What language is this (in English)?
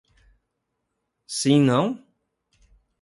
Portuguese